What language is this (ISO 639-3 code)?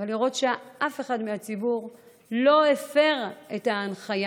heb